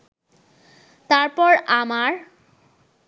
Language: Bangla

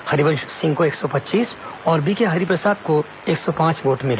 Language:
Hindi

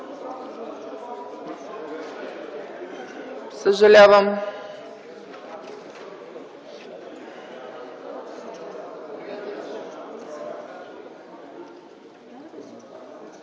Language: Bulgarian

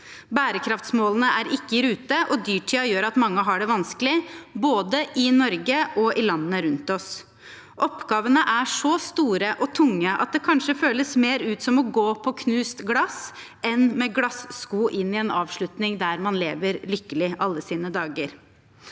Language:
Norwegian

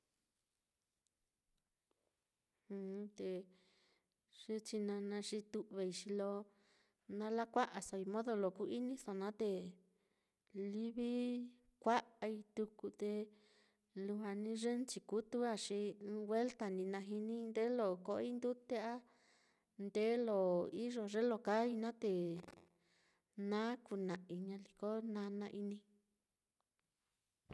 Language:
Mitlatongo Mixtec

